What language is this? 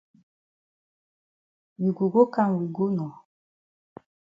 Cameroon Pidgin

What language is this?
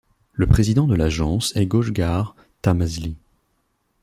French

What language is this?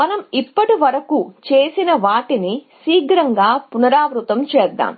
Telugu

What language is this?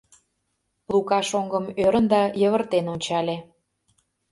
Mari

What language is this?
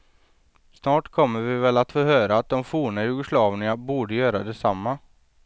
Swedish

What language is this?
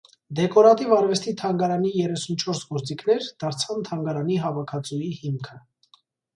Armenian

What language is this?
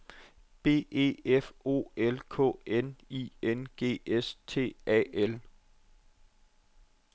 Danish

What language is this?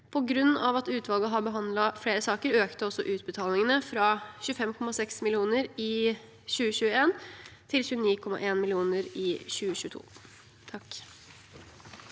Norwegian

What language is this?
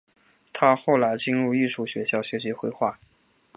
Chinese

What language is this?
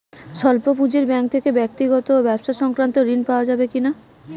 Bangla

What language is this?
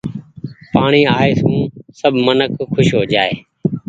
Goaria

